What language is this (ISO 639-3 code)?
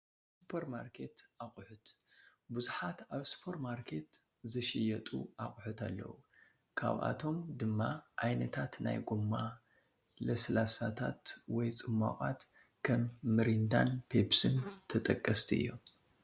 tir